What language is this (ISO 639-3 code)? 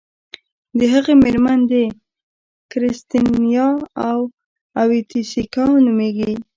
pus